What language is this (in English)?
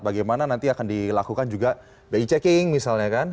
Indonesian